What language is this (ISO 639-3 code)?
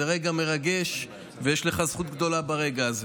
heb